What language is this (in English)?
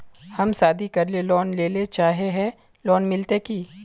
Magahi